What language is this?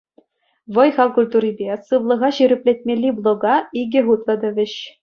Chuvash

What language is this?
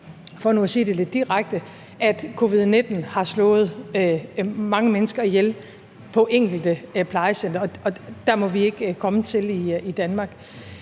Danish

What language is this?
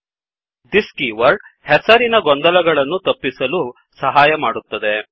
Kannada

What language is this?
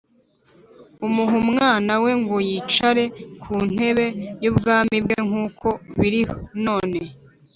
Kinyarwanda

